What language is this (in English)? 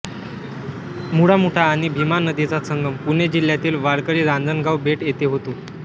Marathi